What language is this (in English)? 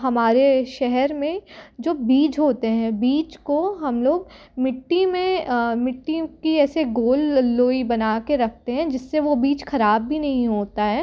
Hindi